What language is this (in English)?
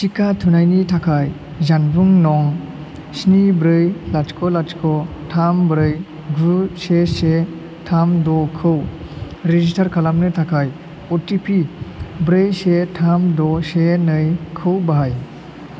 Bodo